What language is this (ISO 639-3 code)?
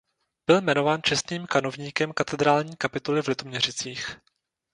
ces